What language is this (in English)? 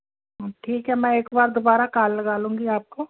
Hindi